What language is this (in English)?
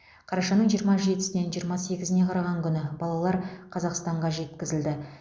Kazakh